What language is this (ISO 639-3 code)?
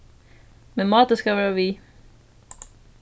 fao